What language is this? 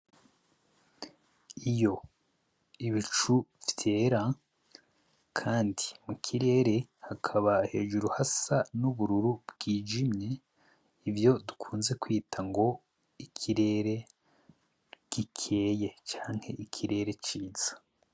Rundi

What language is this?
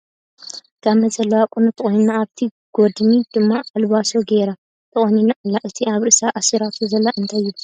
Tigrinya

